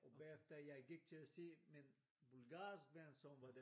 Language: Danish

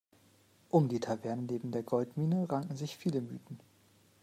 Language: German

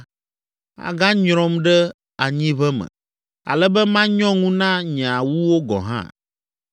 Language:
Ewe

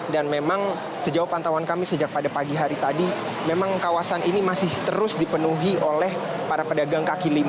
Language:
Indonesian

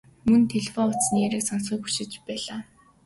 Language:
Mongolian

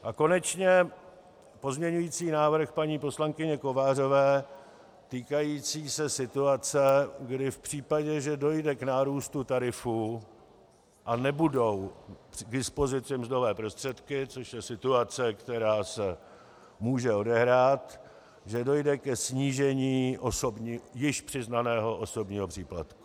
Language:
Czech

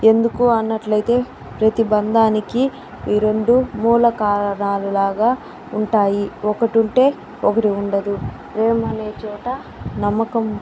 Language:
Telugu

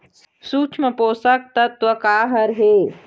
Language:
Chhattisgarhi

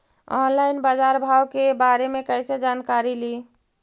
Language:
Magahi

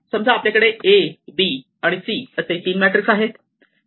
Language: Marathi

